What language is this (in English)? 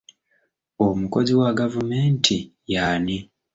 Ganda